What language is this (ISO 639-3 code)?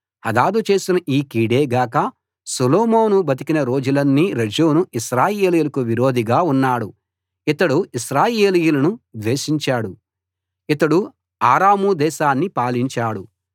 tel